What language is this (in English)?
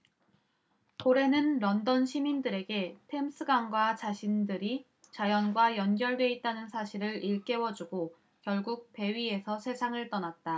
Korean